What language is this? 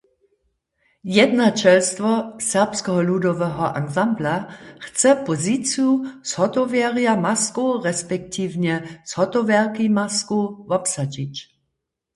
Upper Sorbian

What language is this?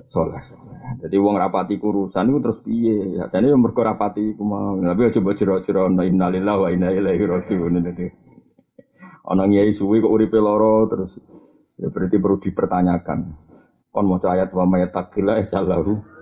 Malay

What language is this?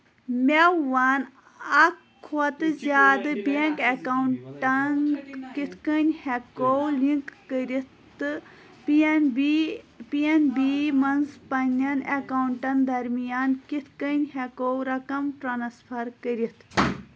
Kashmiri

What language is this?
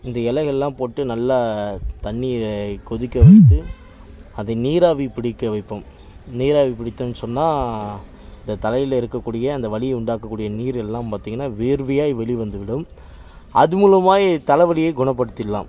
Tamil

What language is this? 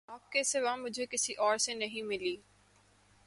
Urdu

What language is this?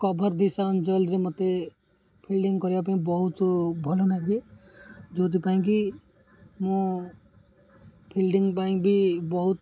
Odia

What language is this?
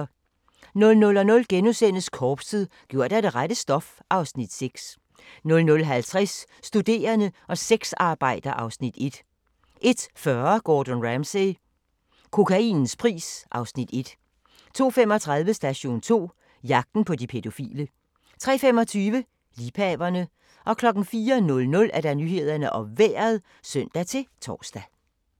Danish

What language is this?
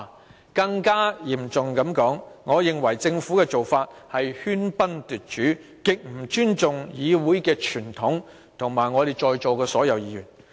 Cantonese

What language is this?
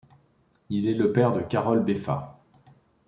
French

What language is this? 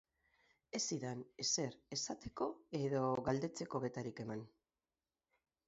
Basque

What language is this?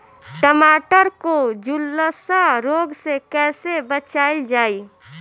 Bhojpuri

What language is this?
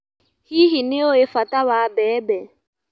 Kikuyu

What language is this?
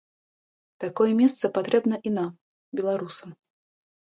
Belarusian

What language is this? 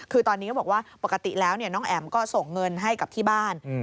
Thai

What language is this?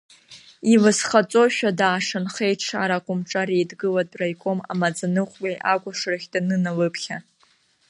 Abkhazian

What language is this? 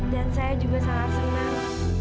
Indonesian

